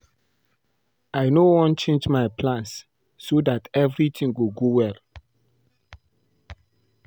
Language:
Nigerian Pidgin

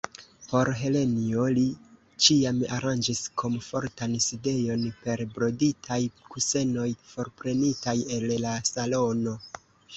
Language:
Esperanto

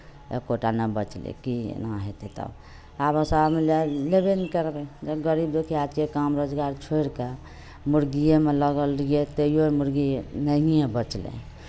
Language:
Maithili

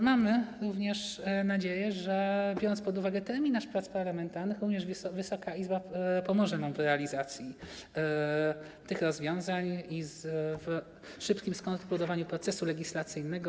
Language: Polish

